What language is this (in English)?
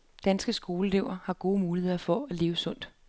Danish